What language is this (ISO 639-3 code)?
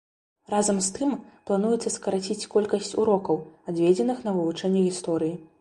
bel